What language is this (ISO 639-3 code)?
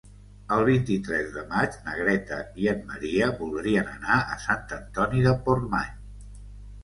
cat